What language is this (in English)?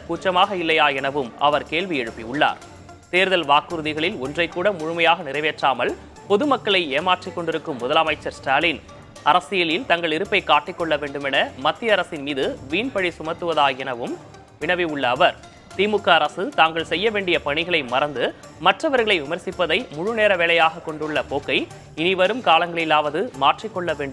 Korean